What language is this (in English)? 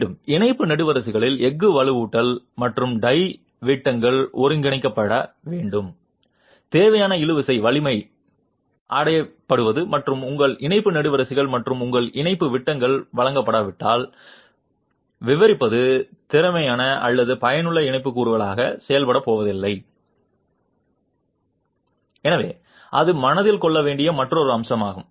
Tamil